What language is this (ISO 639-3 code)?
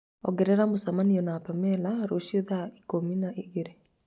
kik